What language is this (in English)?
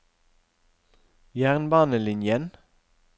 Norwegian